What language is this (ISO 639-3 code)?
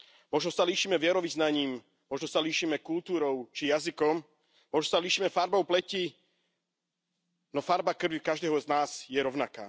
slk